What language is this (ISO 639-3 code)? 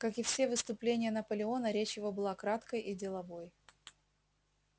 rus